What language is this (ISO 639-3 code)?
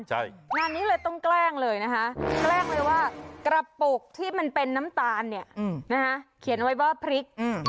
tha